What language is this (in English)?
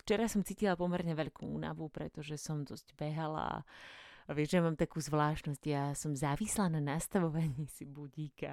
Slovak